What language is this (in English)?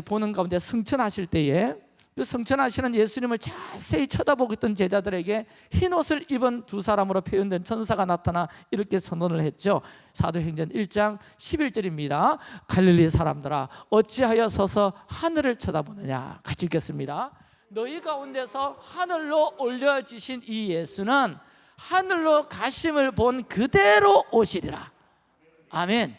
Korean